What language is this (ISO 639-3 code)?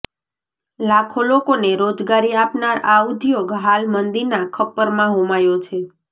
guj